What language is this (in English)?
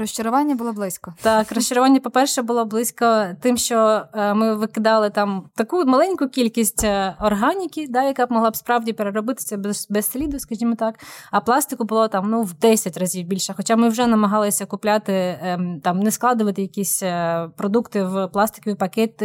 Ukrainian